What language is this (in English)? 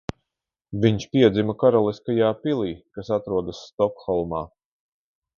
Latvian